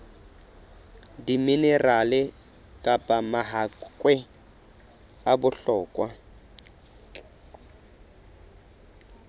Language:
Southern Sotho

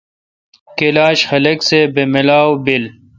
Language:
Kalkoti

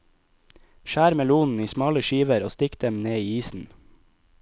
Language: Norwegian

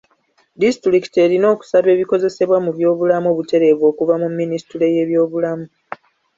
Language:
Ganda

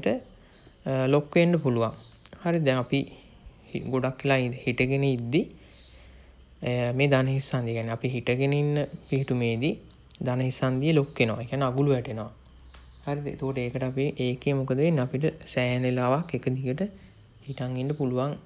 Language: Indonesian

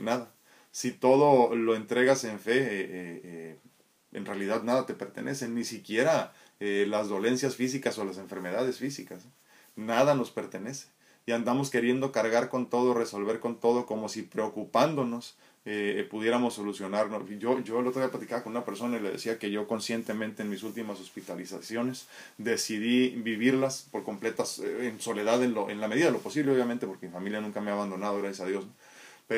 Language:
Spanish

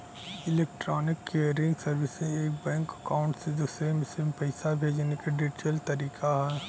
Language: Bhojpuri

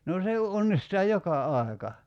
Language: Finnish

